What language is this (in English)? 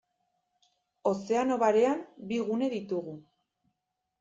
Basque